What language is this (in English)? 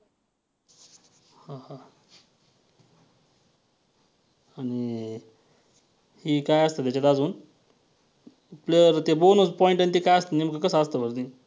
Marathi